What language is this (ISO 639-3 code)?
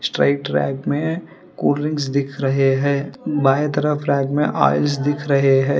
hin